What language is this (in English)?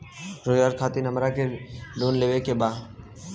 Bhojpuri